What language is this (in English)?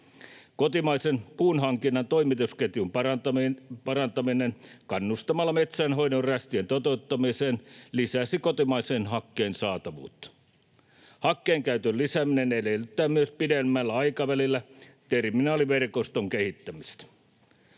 Finnish